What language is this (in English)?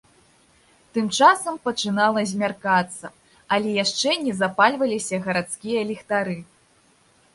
Belarusian